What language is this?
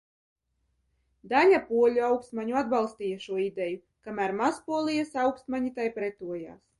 Latvian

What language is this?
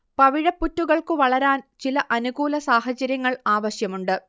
Malayalam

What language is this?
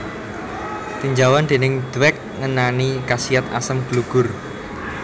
Javanese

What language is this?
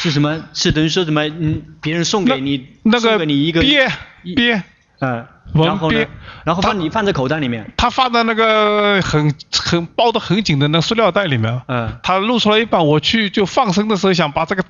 Chinese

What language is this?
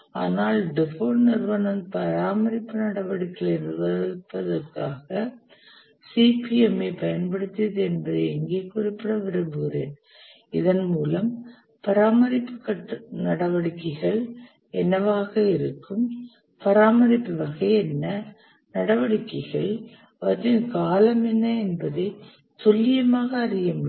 Tamil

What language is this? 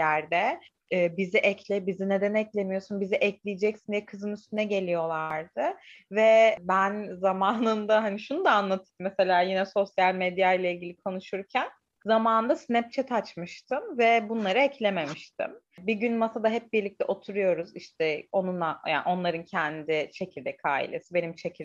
Turkish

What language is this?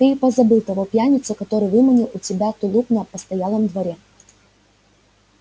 Russian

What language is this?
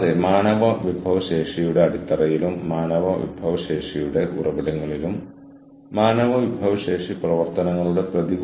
Malayalam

